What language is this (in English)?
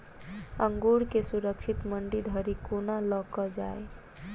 Maithili